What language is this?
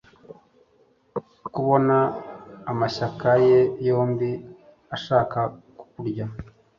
Kinyarwanda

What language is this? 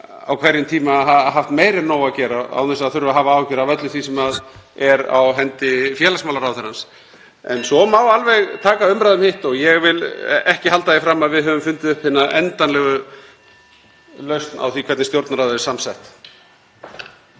Icelandic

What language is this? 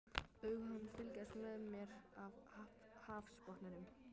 Icelandic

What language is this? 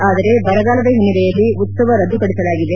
Kannada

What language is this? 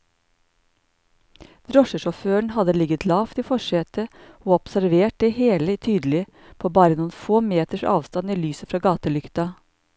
Norwegian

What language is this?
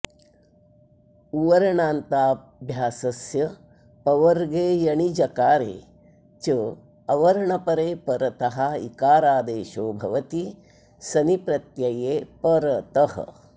Sanskrit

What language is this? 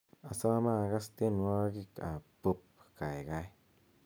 Kalenjin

